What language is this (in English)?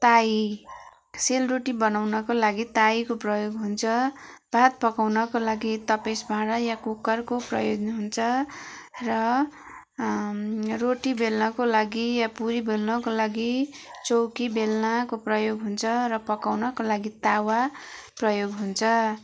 Nepali